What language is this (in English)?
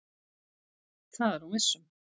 Icelandic